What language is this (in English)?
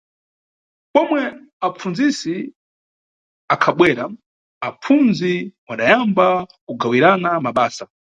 Nyungwe